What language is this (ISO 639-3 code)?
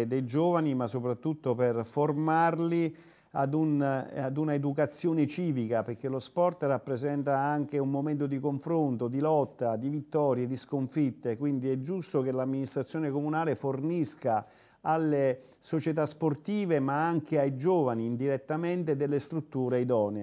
ita